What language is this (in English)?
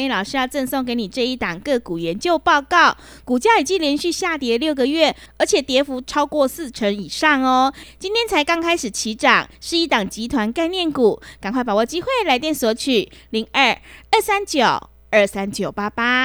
Chinese